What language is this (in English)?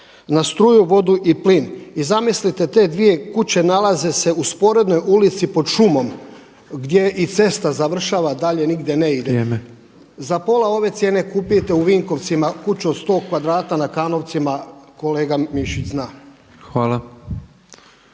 Croatian